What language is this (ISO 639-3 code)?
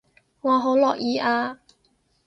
yue